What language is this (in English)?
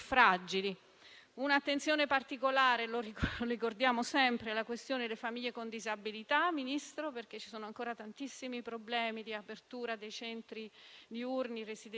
Italian